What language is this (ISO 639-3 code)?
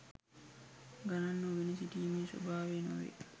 sin